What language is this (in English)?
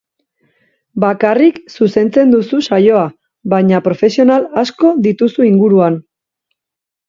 Basque